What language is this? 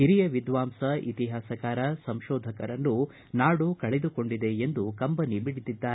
Kannada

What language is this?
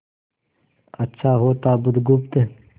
Hindi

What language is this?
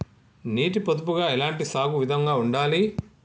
Telugu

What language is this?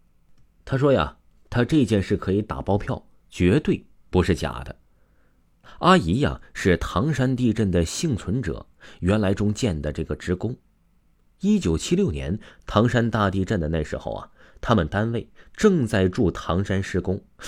Chinese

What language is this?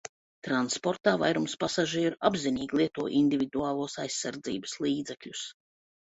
Latvian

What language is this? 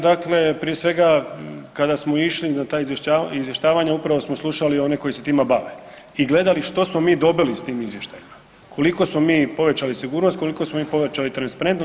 Croatian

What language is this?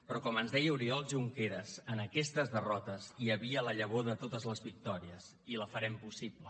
Catalan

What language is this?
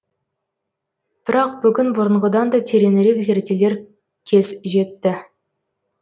Kazakh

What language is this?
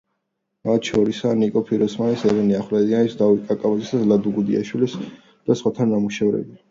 Georgian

